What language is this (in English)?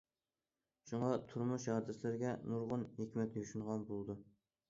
Uyghur